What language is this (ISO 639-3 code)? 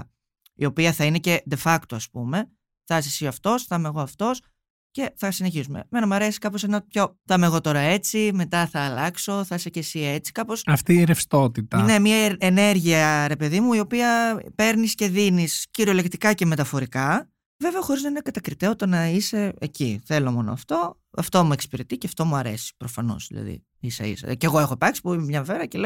ell